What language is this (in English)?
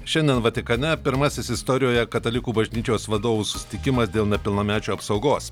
Lithuanian